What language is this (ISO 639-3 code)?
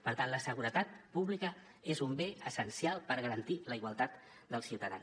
cat